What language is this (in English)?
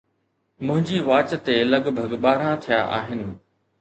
Sindhi